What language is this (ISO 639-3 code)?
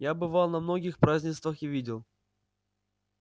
rus